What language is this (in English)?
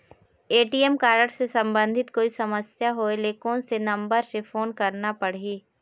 Chhattisgarhi